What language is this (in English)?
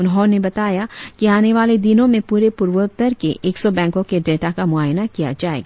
Hindi